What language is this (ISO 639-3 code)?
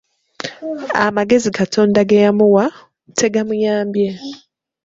lug